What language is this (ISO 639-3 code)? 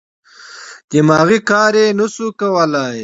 pus